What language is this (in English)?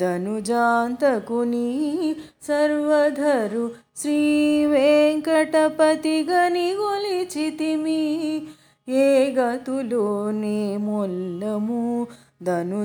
Telugu